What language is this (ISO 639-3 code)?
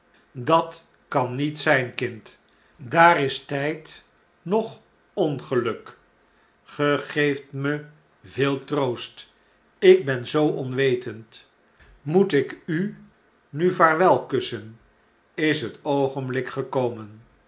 nld